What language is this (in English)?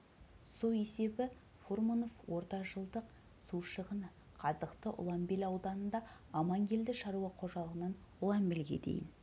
Kazakh